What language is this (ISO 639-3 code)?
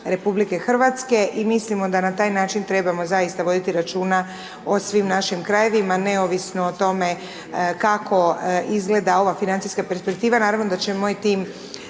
hrv